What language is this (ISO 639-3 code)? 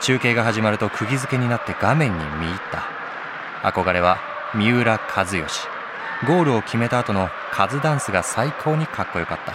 jpn